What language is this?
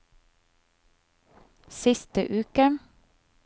Norwegian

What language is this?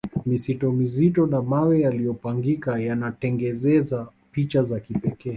Swahili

